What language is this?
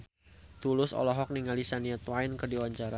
Sundanese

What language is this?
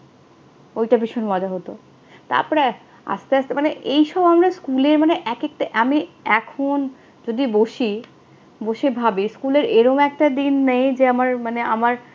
Bangla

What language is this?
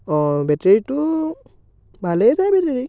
Assamese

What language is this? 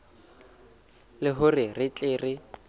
Southern Sotho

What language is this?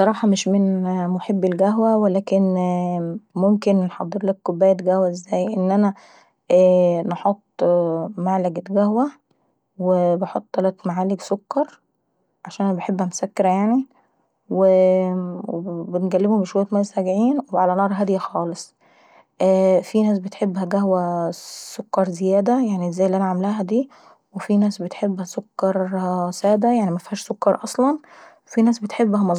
Saidi Arabic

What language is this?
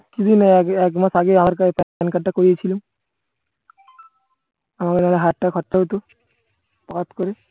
Bangla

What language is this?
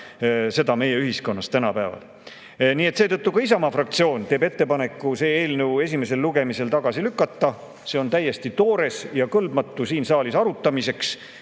Estonian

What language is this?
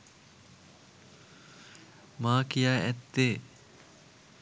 Sinhala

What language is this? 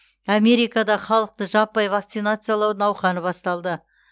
Kazakh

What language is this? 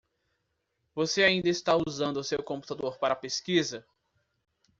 Portuguese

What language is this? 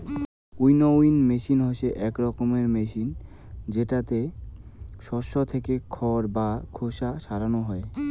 Bangla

